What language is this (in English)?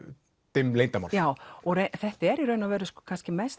Icelandic